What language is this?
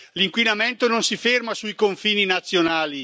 Italian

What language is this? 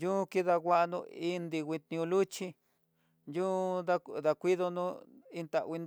Tidaá Mixtec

